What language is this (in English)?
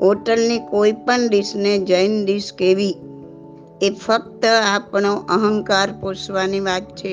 Gujarati